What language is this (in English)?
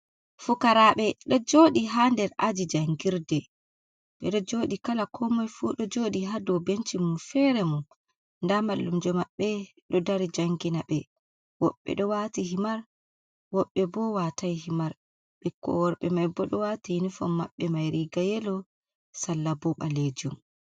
Fula